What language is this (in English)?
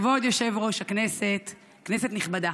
Hebrew